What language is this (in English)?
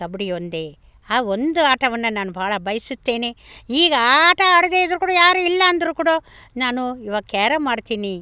Kannada